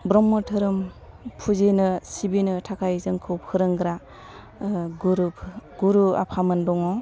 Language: Bodo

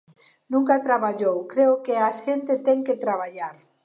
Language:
Galician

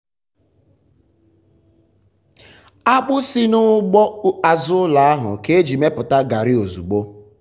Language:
Igbo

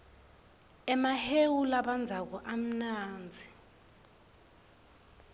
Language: Swati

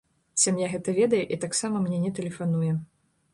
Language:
Belarusian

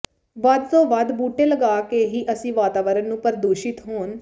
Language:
Punjabi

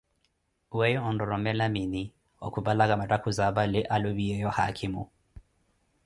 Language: Koti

